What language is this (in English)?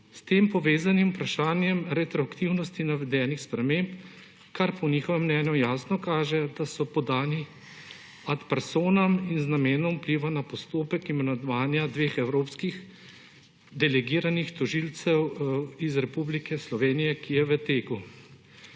Slovenian